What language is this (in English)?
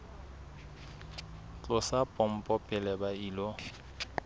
Southern Sotho